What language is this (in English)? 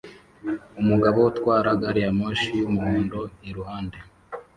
Kinyarwanda